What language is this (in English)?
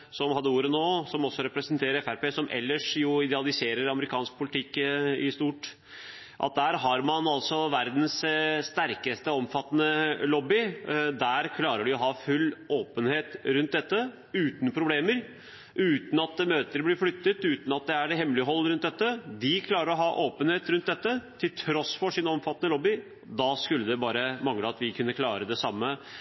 Norwegian Bokmål